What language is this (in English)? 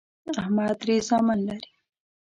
Pashto